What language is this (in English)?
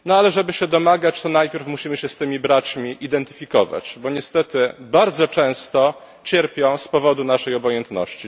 Polish